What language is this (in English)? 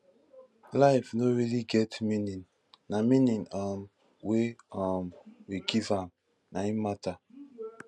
Nigerian Pidgin